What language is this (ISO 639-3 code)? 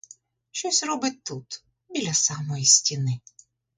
ukr